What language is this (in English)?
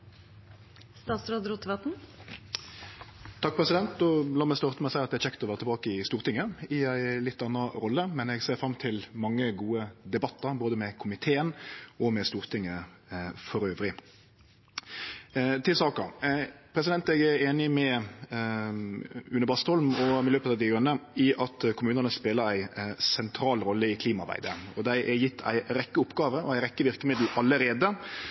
Norwegian Nynorsk